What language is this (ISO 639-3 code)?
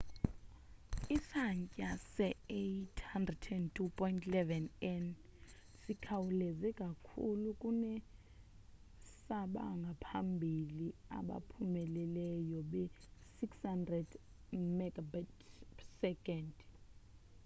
xho